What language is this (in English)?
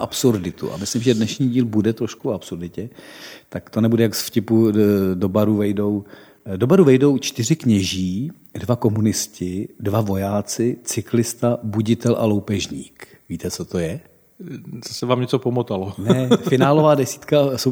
Czech